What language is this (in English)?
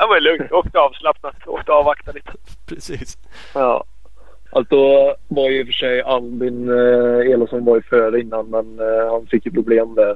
Swedish